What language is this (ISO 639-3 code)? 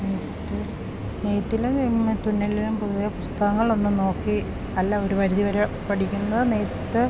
mal